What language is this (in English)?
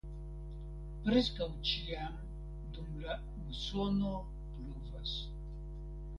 Esperanto